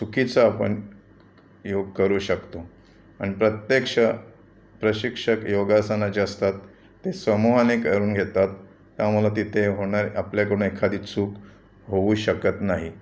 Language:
Marathi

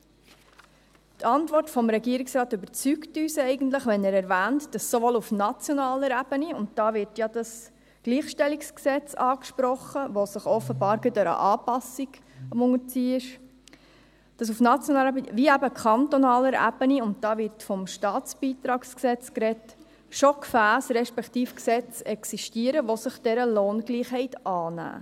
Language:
Swiss German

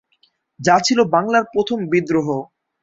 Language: Bangla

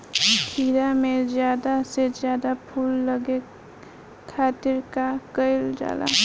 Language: Bhojpuri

